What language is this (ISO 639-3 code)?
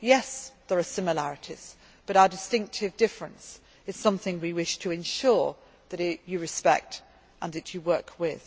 eng